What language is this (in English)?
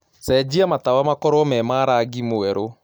Kikuyu